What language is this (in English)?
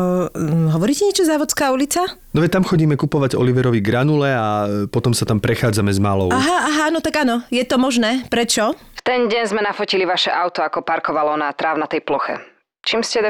Slovak